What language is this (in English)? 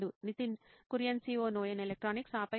Telugu